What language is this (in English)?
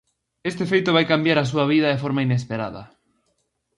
Galician